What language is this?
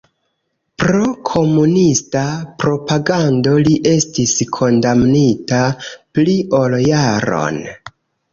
Esperanto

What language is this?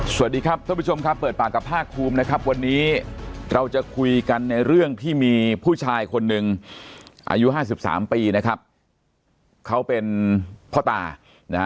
Thai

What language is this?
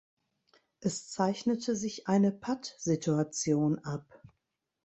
German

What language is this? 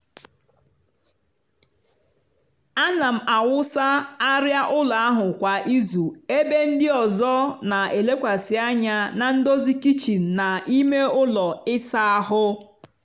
Igbo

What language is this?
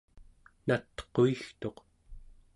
Central Yupik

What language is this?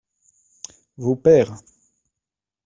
French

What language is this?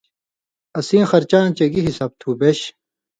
Indus Kohistani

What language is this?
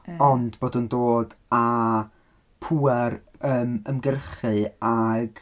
Welsh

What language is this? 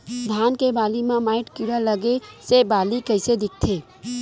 Chhattisgarhi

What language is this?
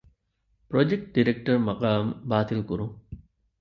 Divehi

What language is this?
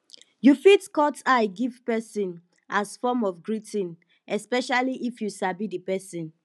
Nigerian Pidgin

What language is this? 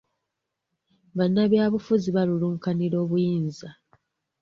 Ganda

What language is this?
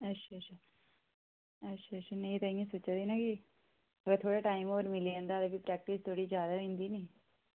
Dogri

